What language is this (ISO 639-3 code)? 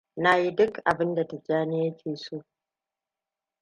hau